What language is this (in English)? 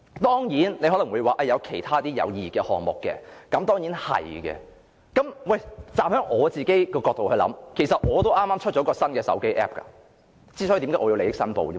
Cantonese